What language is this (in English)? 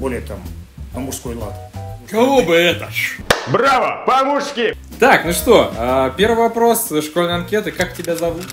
Russian